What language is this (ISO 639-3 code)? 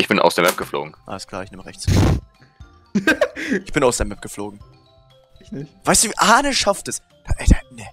deu